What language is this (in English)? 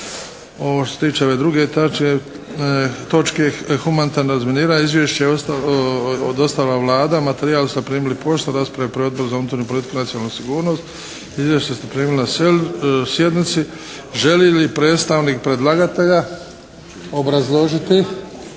Croatian